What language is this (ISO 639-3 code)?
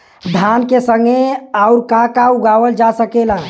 bho